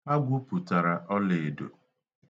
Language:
Igbo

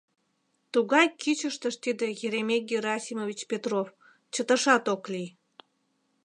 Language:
Mari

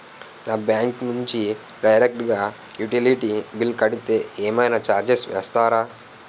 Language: Telugu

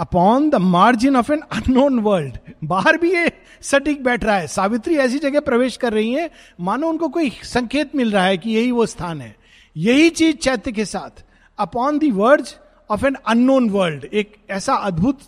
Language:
Hindi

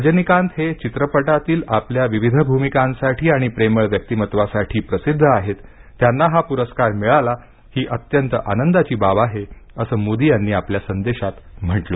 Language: Marathi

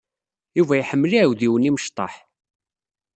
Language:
Kabyle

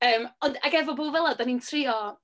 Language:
Welsh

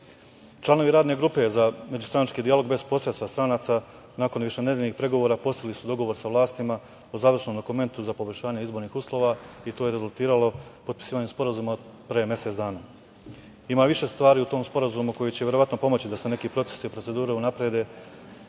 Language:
Serbian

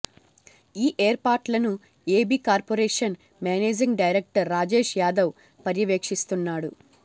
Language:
Telugu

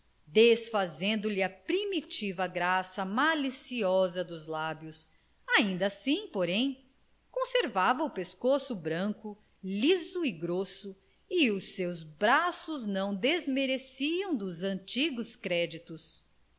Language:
Portuguese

